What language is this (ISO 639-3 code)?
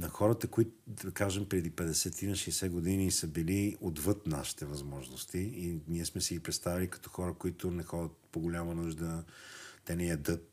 bul